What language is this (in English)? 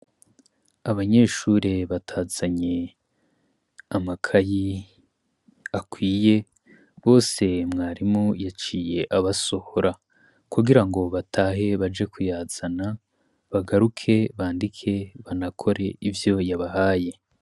Rundi